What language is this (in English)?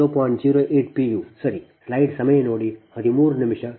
Kannada